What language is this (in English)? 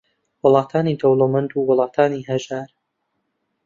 Central Kurdish